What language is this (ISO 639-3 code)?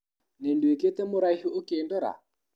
kik